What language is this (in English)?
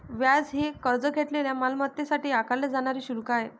Marathi